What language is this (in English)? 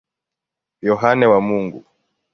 Swahili